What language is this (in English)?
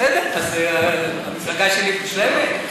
Hebrew